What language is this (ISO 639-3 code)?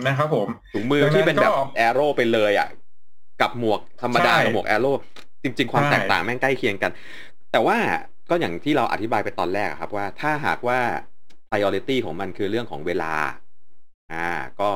tha